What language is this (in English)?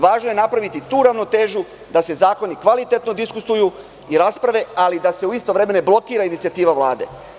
Serbian